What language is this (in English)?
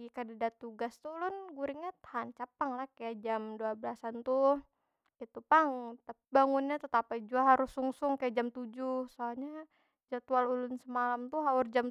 Banjar